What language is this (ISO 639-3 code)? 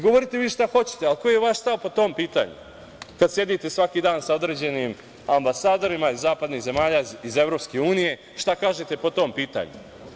srp